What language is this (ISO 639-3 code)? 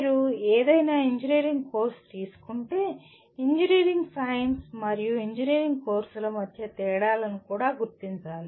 tel